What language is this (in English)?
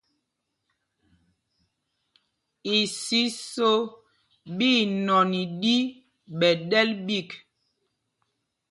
Mpumpong